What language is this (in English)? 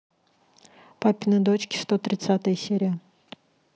Russian